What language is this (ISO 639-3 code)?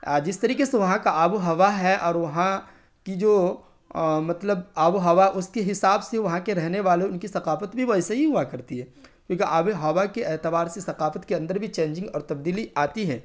urd